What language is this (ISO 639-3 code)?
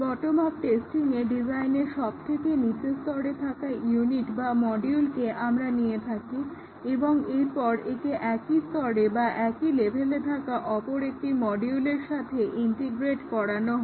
ben